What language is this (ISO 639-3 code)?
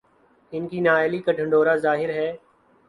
urd